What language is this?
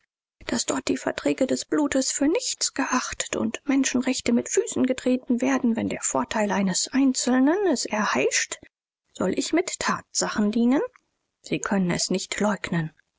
German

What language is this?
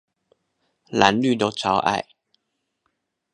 Chinese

